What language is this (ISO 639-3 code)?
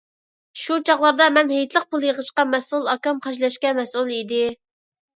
uig